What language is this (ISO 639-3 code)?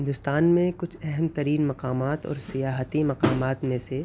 urd